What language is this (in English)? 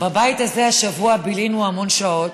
Hebrew